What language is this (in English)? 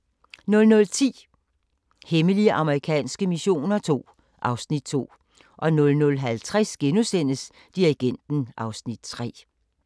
Danish